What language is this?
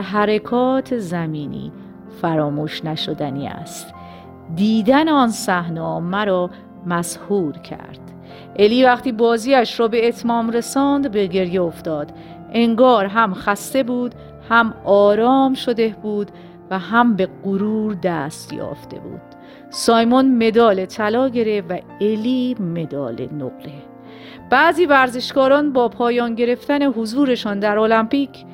Persian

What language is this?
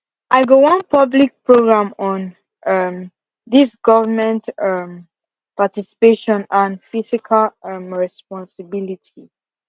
Nigerian Pidgin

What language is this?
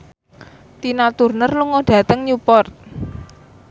Javanese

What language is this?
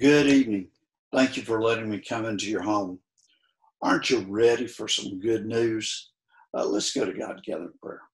English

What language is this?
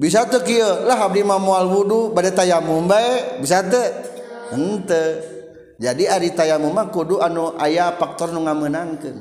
Indonesian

